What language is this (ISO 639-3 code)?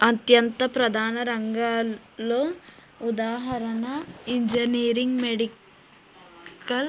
tel